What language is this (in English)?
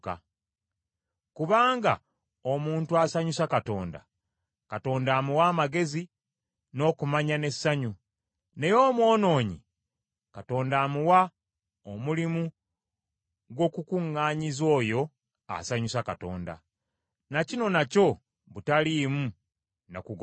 Ganda